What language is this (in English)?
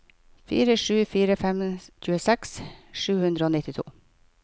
Norwegian